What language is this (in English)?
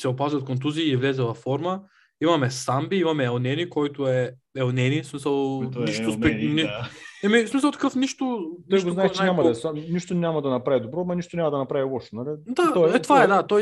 Bulgarian